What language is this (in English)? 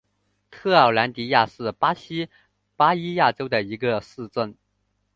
Chinese